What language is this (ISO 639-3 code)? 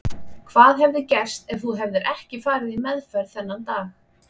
isl